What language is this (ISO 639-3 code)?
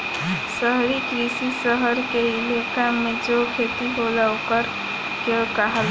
bho